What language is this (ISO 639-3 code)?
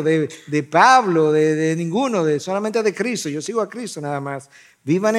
spa